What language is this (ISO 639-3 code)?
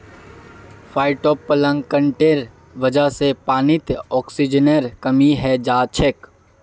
mag